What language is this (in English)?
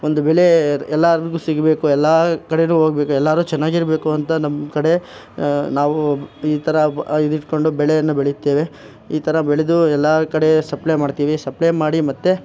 Kannada